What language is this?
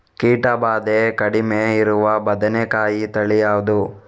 Kannada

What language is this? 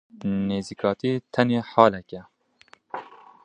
Kurdish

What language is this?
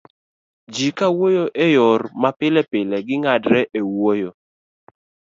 Luo (Kenya and Tanzania)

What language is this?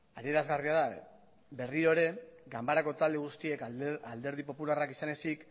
Basque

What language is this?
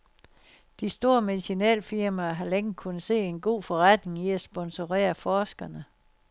Danish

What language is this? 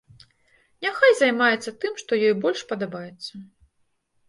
Belarusian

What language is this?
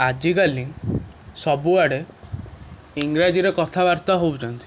Odia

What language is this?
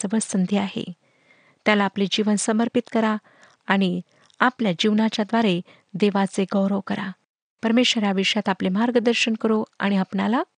Marathi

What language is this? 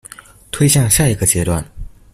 Chinese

